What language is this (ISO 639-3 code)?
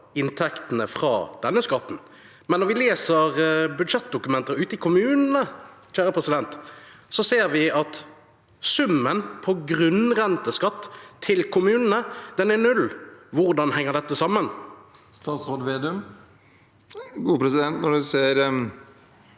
nor